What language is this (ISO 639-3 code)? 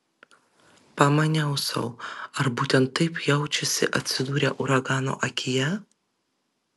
lit